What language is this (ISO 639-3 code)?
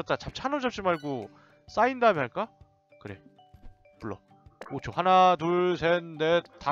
kor